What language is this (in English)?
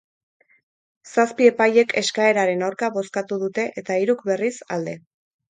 Basque